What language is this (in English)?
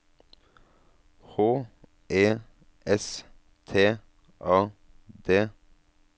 Norwegian